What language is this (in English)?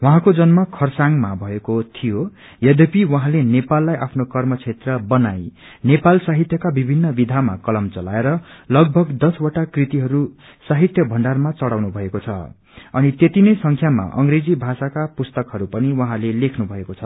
Nepali